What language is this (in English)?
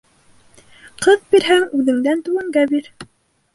Bashkir